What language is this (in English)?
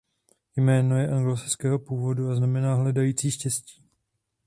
Czech